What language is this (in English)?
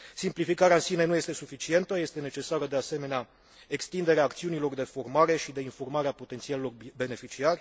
Romanian